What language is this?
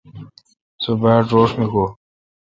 Kalkoti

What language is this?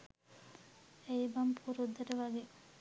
Sinhala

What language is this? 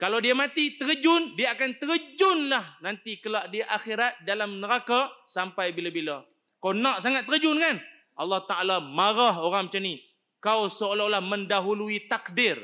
Malay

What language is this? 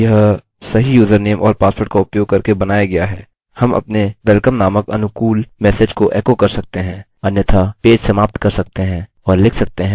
Hindi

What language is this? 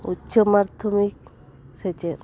Santali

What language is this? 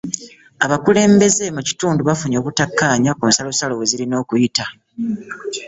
Ganda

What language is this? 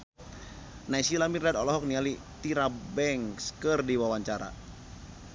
Sundanese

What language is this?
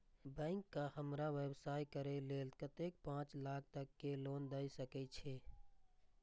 Maithili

